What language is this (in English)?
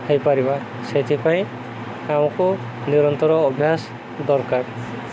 Odia